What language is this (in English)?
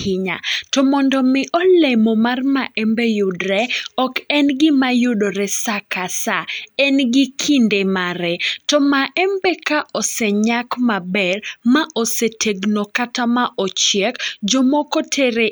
Luo (Kenya and Tanzania)